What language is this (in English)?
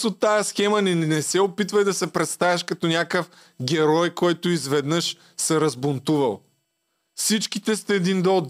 Bulgarian